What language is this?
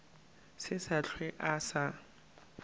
Northern Sotho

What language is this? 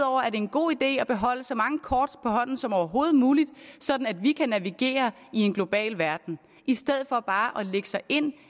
Danish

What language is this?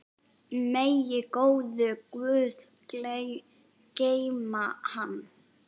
Icelandic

